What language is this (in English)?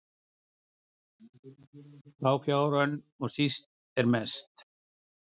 Icelandic